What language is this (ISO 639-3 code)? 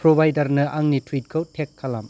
brx